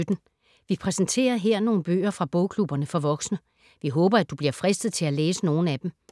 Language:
Danish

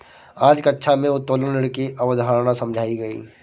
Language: Hindi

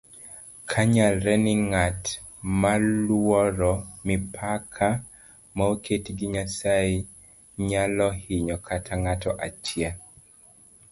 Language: Luo (Kenya and Tanzania)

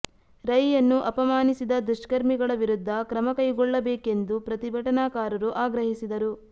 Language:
Kannada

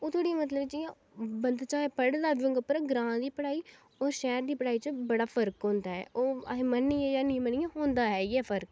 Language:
Dogri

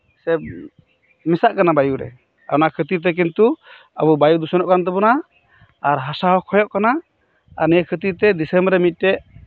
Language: Santali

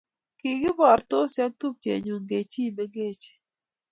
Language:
Kalenjin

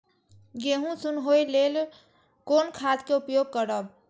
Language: Maithili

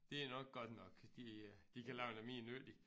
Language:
Danish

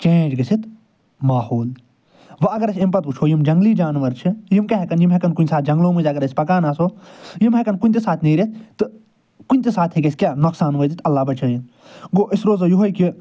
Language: Kashmiri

